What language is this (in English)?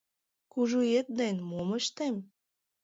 Mari